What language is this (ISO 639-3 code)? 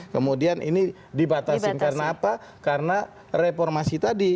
ind